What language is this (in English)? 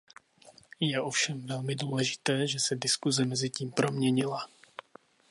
Czech